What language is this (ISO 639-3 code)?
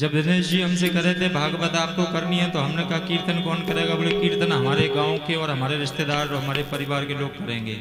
ara